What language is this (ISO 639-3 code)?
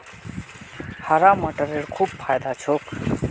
mag